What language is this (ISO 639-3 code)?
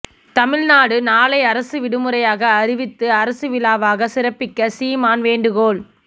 tam